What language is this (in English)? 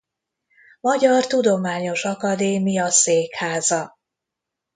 Hungarian